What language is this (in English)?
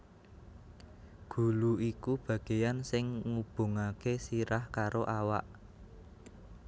Javanese